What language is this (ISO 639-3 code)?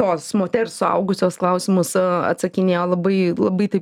lit